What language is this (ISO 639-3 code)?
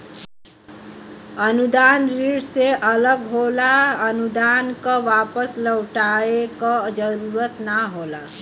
bho